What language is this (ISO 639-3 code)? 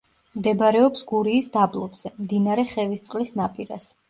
kat